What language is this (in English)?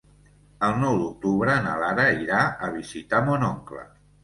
Catalan